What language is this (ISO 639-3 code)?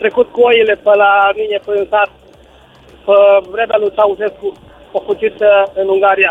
ron